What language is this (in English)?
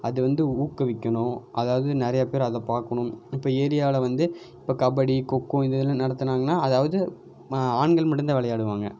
Tamil